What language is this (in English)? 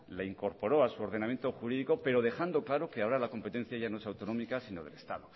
Spanish